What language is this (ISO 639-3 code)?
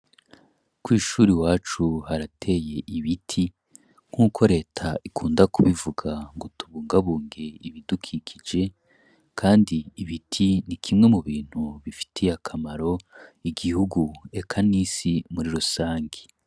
run